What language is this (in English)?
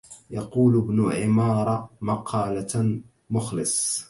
Arabic